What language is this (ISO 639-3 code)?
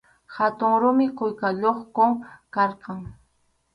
qxu